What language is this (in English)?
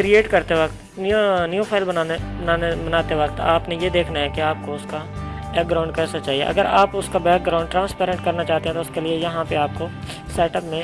Urdu